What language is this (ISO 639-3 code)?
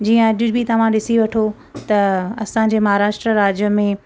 snd